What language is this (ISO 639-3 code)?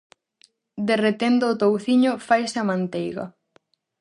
glg